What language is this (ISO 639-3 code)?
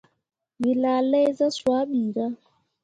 mua